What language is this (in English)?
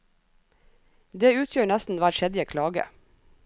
Norwegian